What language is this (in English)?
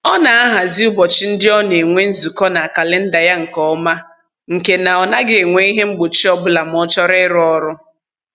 Igbo